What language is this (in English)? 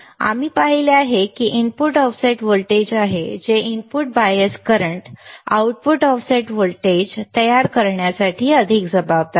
Marathi